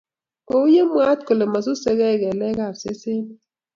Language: Kalenjin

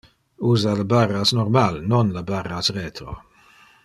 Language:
Interlingua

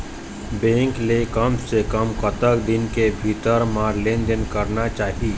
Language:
Chhattisgarhi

